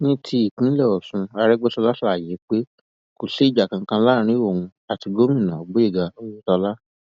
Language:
Yoruba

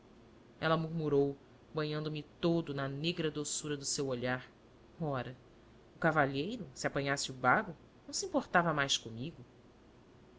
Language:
Portuguese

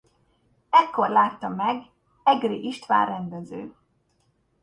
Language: Hungarian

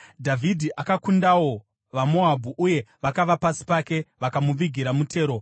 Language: Shona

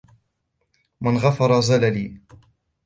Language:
Arabic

